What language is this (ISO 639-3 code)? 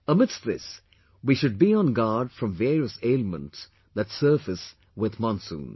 eng